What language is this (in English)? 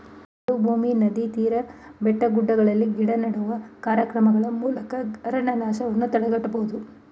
Kannada